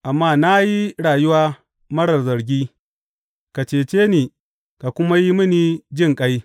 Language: Hausa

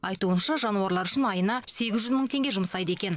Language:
Kazakh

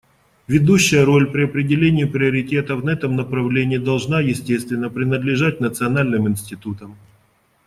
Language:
Russian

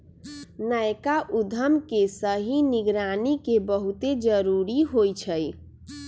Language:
Magahi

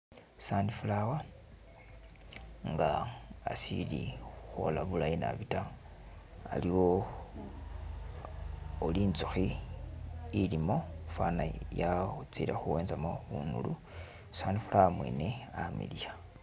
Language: Masaaba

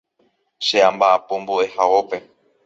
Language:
Guarani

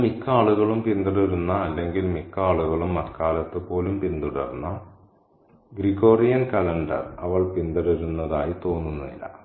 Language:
Malayalam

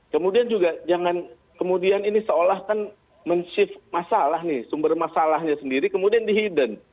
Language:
Indonesian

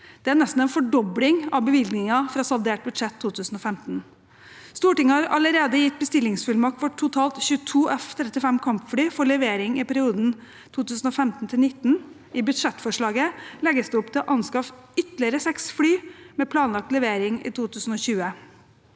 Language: Norwegian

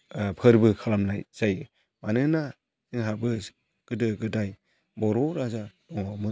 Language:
Bodo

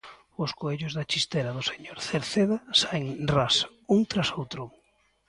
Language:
Galician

